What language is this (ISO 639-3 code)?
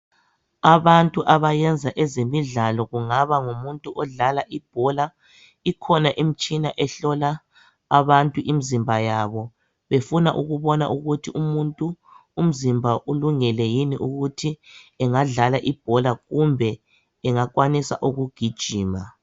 nde